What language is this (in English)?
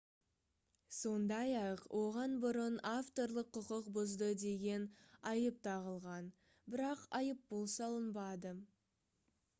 Kazakh